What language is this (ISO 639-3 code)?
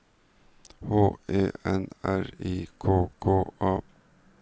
nor